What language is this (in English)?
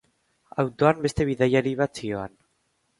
Basque